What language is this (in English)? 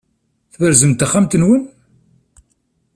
Kabyle